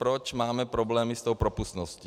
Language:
Czech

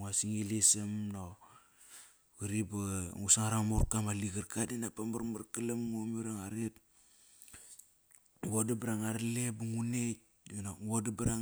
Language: Kairak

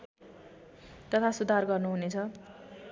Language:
Nepali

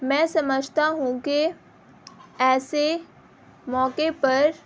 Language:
Urdu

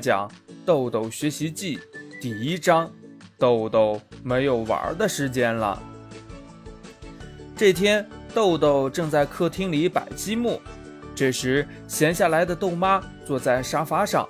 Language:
Chinese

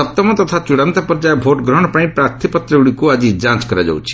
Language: Odia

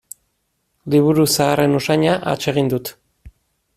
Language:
Basque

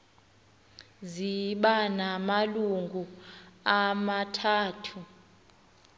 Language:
Xhosa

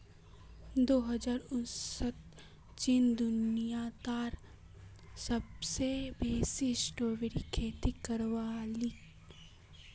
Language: Magahi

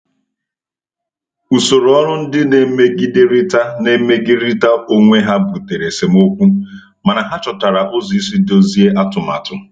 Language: Igbo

